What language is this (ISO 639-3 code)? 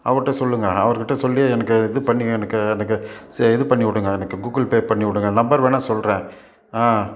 tam